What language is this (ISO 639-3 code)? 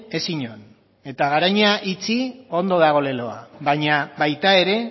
eus